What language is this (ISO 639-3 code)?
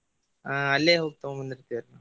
kan